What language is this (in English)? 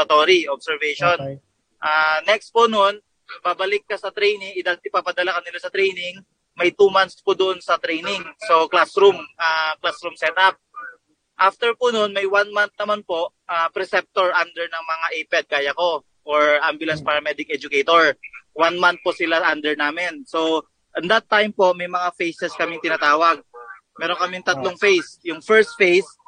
Filipino